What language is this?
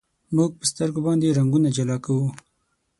Pashto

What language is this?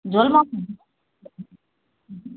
Nepali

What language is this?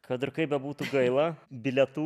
Lithuanian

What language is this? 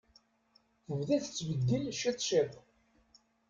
Kabyle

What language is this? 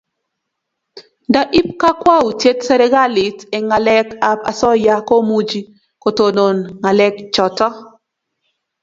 Kalenjin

